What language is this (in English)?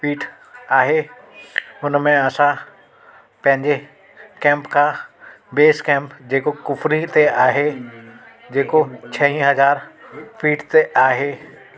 Sindhi